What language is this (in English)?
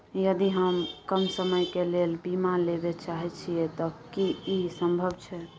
Maithili